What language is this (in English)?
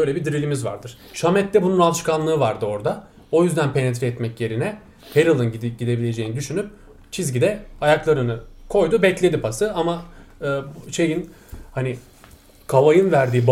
Turkish